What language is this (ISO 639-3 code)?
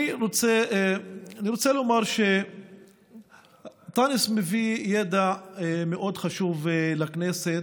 heb